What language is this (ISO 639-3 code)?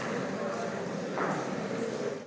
slv